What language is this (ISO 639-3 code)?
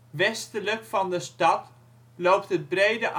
nld